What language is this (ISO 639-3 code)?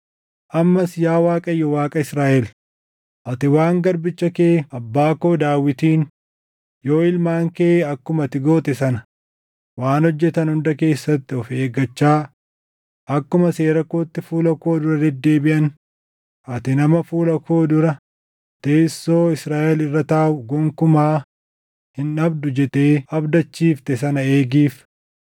orm